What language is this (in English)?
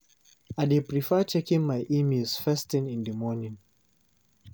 Nigerian Pidgin